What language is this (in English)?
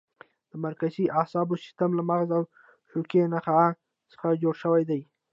Pashto